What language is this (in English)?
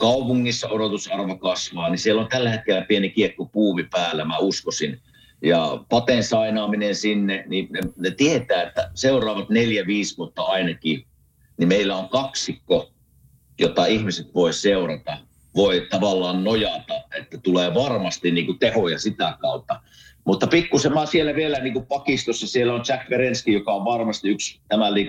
Finnish